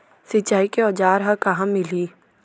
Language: Chhattisgarhi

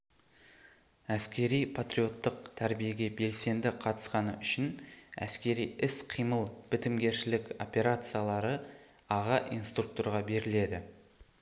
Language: Kazakh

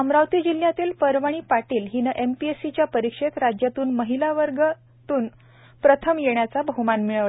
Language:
Marathi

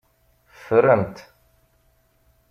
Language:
Kabyle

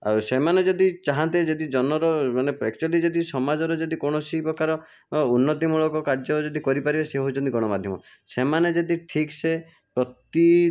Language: Odia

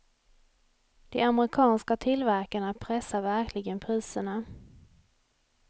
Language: Swedish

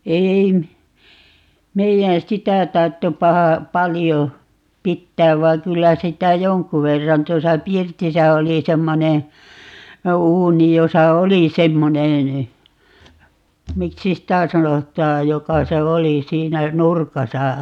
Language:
Finnish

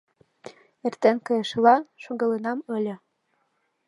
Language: Mari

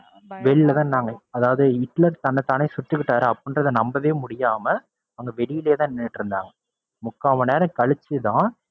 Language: Tamil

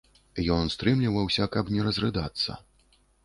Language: Belarusian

